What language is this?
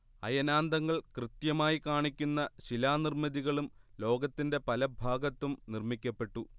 Malayalam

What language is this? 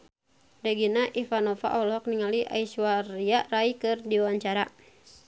Sundanese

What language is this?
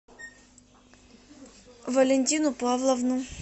Russian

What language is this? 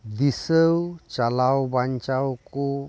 Santali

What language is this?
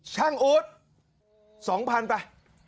Thai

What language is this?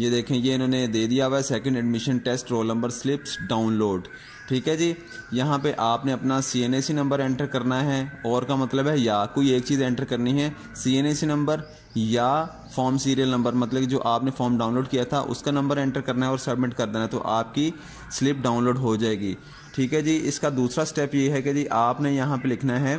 Hindi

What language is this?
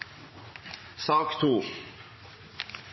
Norwegian Bokmål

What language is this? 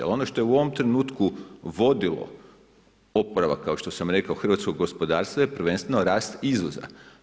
Croatian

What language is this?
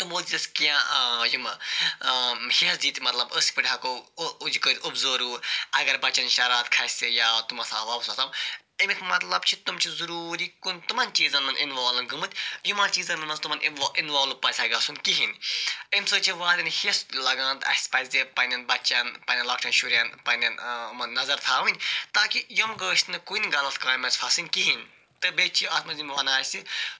Kashmiri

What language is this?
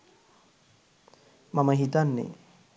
Sinhala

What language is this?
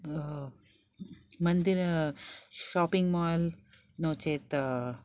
Sanskrit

